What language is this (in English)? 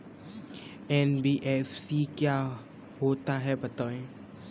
Hindi